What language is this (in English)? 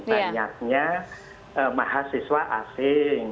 Indonesian